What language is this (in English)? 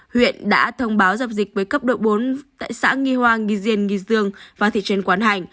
Vietnamese